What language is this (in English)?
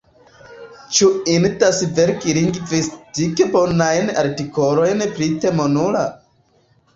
Esperanto